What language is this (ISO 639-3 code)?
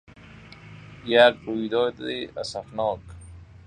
fas